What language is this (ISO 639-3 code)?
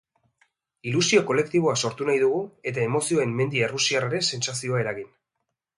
eus